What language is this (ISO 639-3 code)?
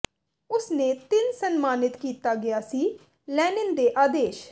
pan